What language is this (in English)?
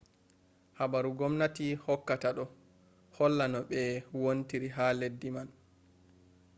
Fula